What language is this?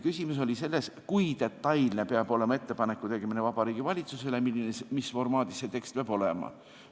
Estonian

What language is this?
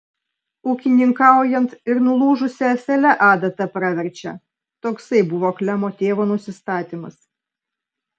Lithuanian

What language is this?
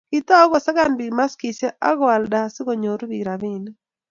Kalenjin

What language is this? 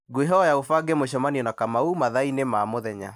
Kikuyu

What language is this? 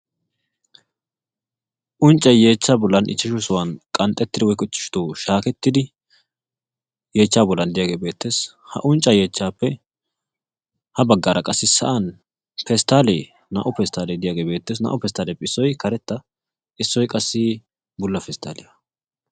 Wolaytta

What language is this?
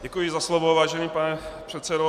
Czech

